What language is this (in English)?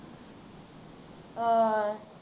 Punjabi